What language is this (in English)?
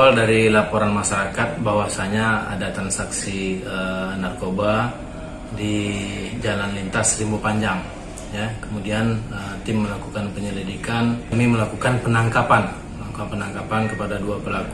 Indonesian